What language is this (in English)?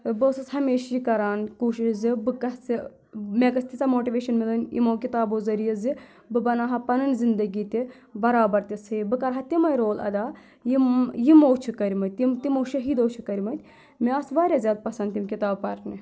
Kashmiri